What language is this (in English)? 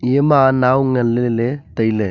Wancho Naga